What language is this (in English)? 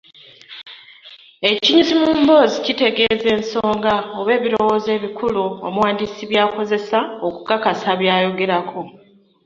Ganda